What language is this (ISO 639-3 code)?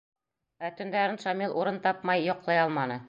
bak